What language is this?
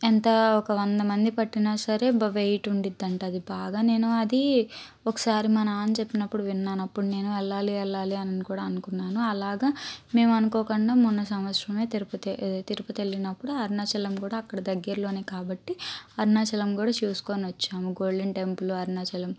Telugu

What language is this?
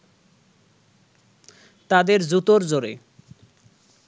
Bangla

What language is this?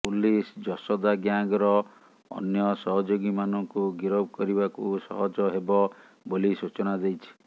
Odia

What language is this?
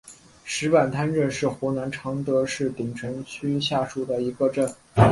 Chinese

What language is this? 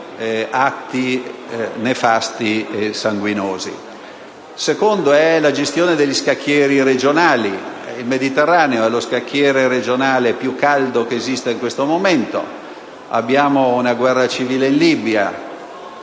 Italian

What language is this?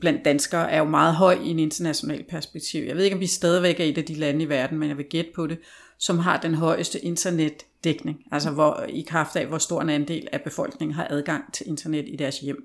Danish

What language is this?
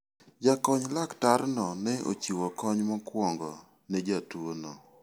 Luo (Kenya and Tanzania)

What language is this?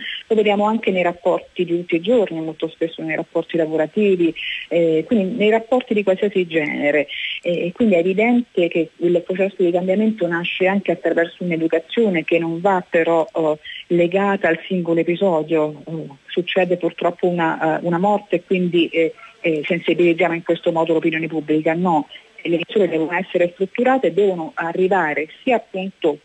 Italian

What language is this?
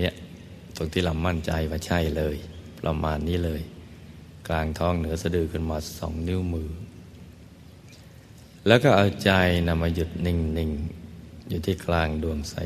Thai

